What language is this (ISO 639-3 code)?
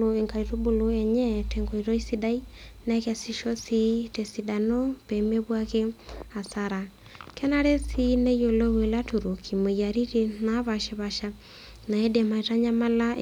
mas